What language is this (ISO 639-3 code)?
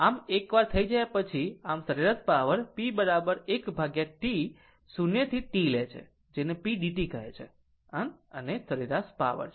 guj